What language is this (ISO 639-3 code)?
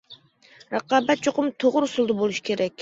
uig